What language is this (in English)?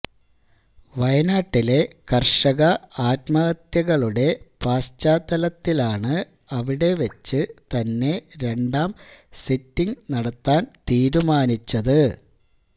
Malayalam